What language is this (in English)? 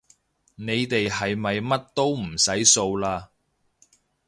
Cantonese